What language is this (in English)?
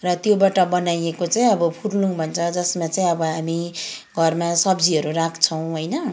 Nepali